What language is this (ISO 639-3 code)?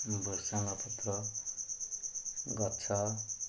ori